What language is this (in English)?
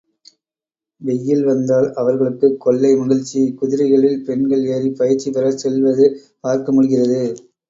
Tamil